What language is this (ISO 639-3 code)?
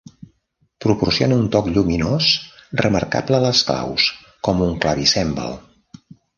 cat